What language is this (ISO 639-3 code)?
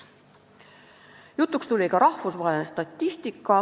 est